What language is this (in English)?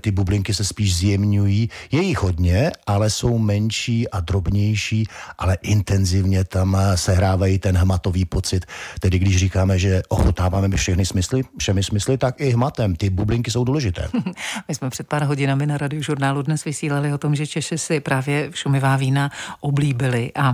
Czech